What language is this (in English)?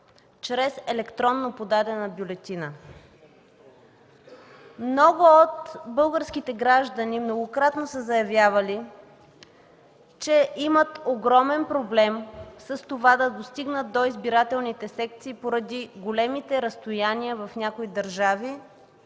Bulgarian